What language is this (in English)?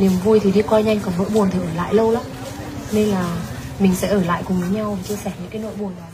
Vietnamese